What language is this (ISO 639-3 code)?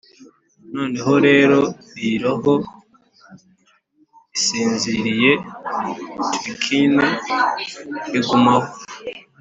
kin